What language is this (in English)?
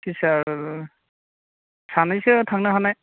Bodo